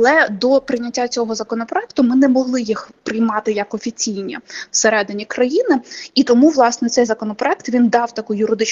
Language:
Ukrainian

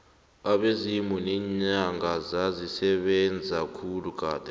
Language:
South Ndebele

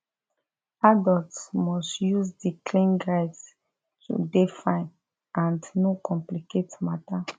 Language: Nigerian Pidgin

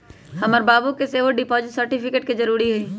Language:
Magahi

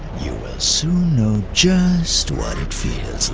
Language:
English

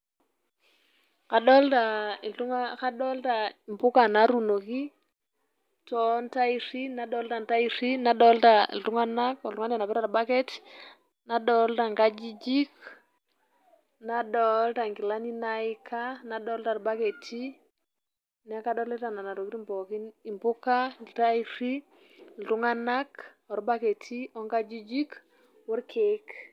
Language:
Masai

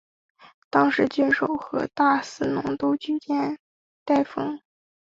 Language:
Chinese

